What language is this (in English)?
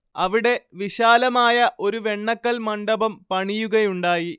Malayalam